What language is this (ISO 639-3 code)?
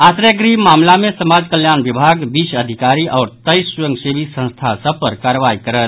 mai